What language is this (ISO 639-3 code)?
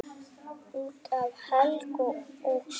isl